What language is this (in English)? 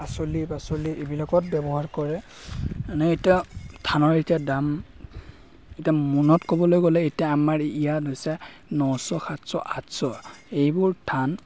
Assamese